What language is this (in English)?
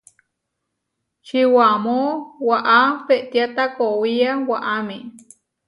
Huarijio